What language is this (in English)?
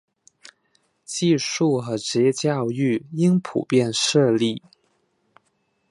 Chinese